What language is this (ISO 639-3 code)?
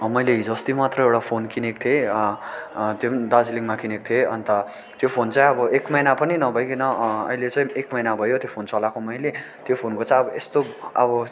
nep